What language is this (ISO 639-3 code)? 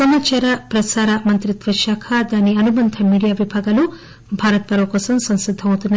tel